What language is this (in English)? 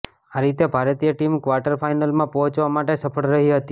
Gujarati